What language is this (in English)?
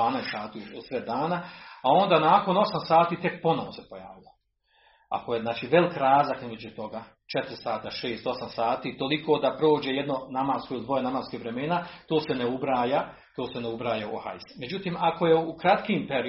Croatian